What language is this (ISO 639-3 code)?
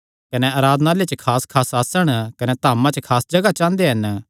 xnr